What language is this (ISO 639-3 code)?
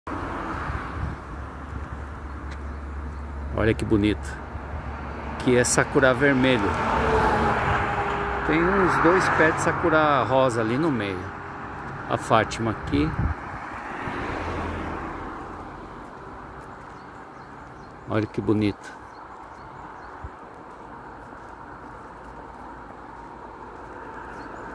por